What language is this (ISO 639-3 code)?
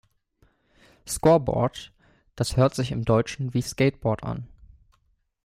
deu